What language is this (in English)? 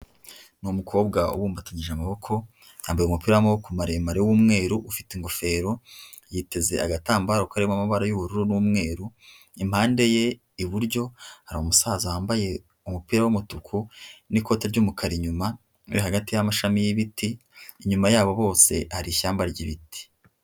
Kinyarwanda